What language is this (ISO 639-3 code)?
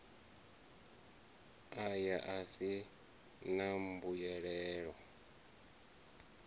ven